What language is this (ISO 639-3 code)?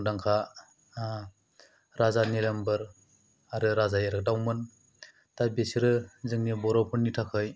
brx